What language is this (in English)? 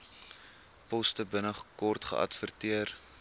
Afrikaans